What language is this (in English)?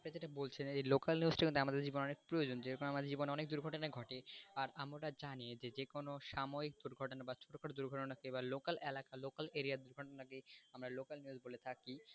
Bangla